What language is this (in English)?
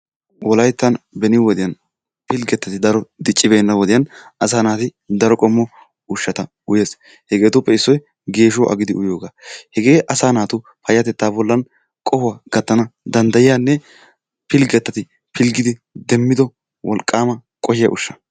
Wolaytta